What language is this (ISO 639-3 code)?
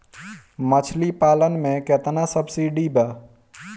bho